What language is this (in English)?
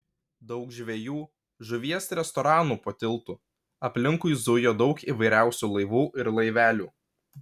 Lithuanian